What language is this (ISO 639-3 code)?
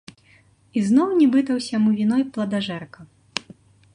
bel